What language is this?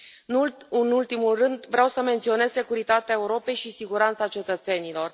Romanian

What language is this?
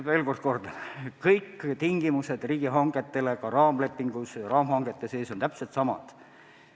Estonian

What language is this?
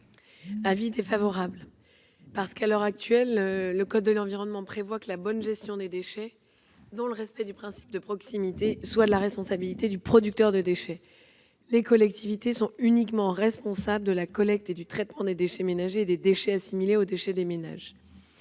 French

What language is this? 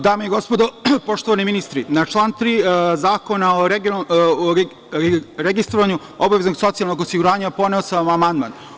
Serbian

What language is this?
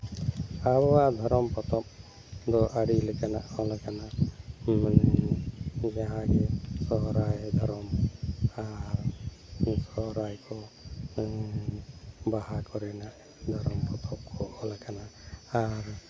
Santali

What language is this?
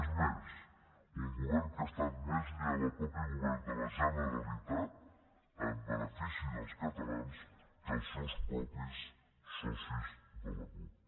Catalan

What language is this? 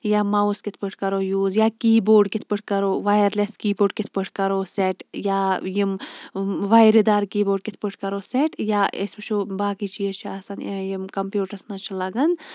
Kashmiri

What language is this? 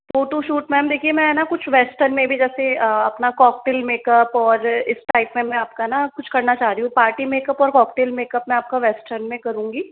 Hindi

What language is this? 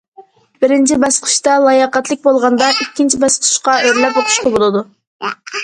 Uyghur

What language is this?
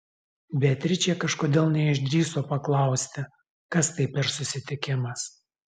Lithuanian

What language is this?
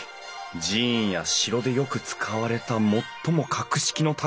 Japanese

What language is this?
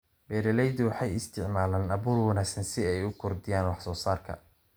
Somali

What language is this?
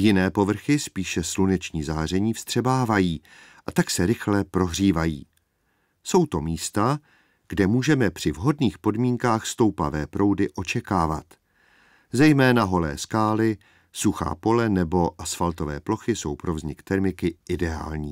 Czech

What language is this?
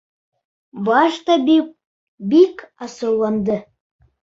Bashkir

